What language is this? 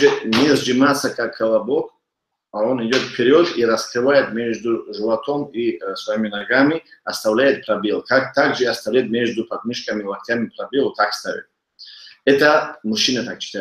Russian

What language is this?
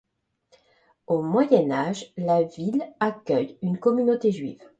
French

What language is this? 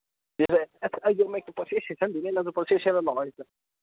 Manipuri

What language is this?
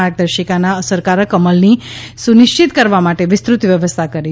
Gujarati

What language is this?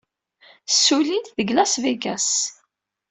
Kabyle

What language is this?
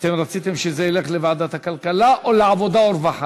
Hebrew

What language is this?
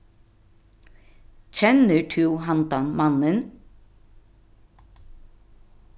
Faroese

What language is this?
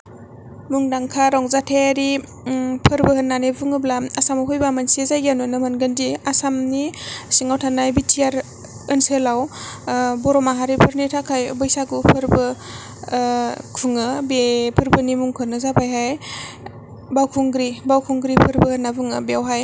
Bodo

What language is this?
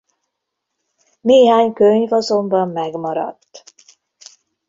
Hungarian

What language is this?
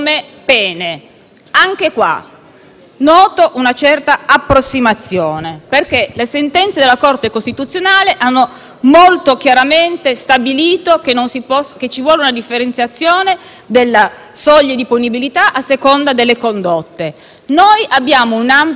Italian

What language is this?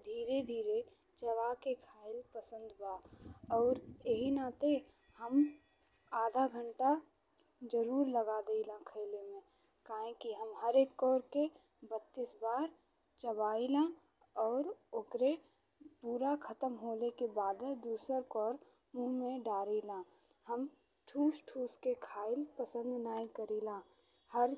Bhojpuri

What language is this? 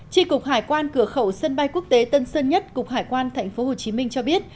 Vietnamese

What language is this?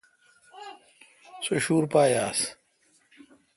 Kalkoti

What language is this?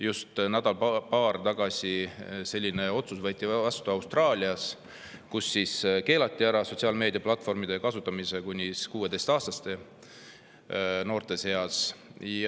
Estonian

